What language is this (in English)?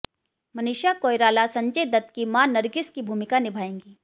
Hindi